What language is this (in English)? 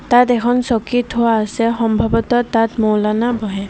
Assamese